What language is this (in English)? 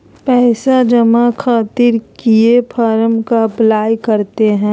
Magahi